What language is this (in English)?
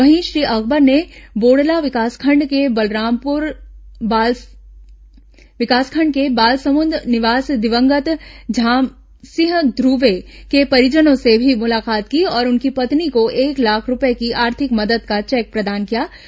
Hindi